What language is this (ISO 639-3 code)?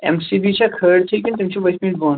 kas